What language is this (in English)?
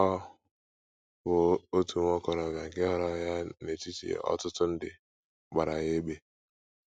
Igbo